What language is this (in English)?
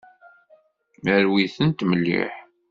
Kabyle